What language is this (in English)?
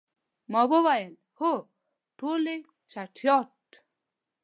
Pashto